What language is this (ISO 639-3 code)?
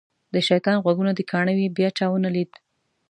pus